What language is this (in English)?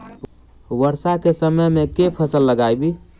Maithili